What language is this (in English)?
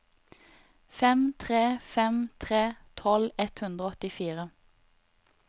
Norwegian